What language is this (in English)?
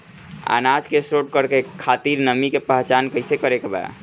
Bhojpuri